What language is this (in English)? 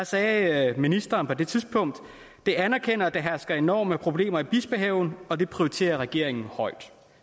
Danish